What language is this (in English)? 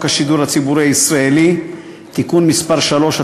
Hebrew